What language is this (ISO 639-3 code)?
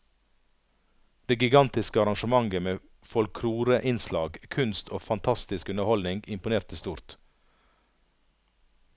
nor